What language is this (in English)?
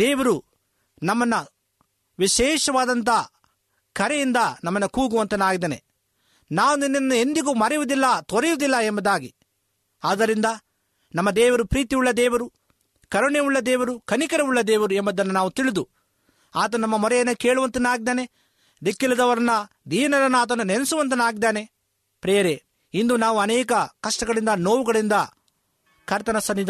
Kannada